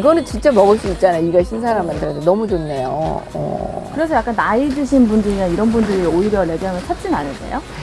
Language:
Korean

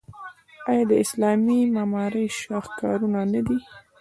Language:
Pashto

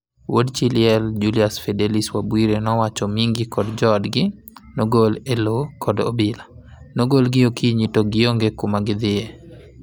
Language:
Luo (Kenya and Tanzania)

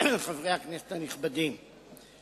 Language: Hebrew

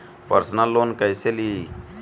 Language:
Bhojpuri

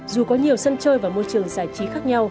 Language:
Vietnamese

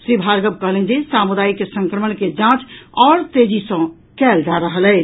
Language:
Maithili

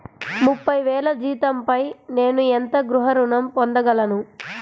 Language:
Telugu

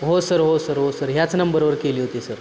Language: Marathi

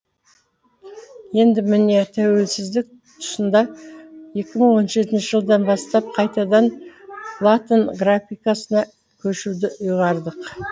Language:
Kazakh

